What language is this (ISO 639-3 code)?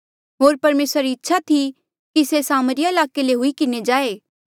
mjl